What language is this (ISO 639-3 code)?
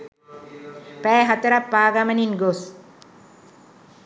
sin